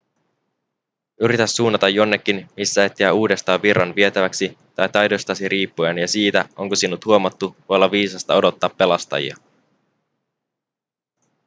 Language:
Finnish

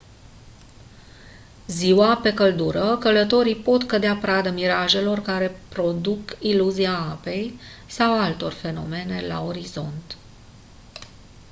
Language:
Romanian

